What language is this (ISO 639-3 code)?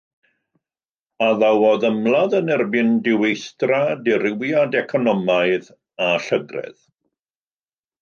cym